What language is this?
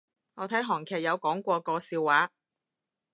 Cantonese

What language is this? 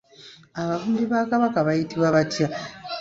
Ganda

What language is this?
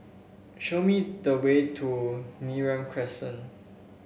English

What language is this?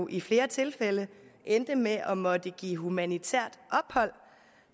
Danish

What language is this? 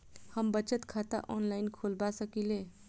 Maithili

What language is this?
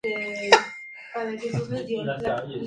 Spanish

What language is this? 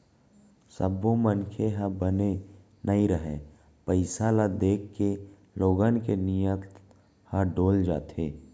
Chhattisgarhi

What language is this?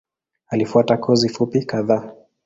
Swahili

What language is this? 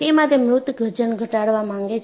Gujarati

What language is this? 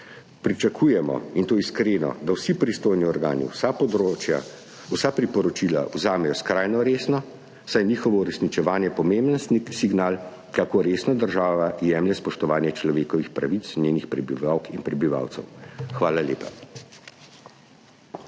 Slovenian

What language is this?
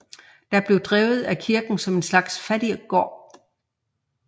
Danish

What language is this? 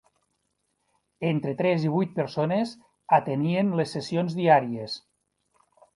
Catalan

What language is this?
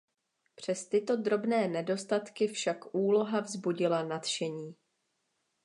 Czech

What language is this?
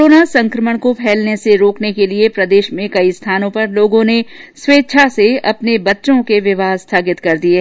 Hindi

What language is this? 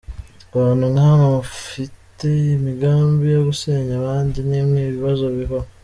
Kinyarwanda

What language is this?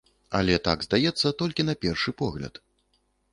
Belarusian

